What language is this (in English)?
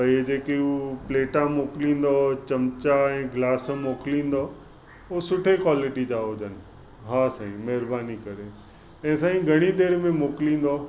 Sindhi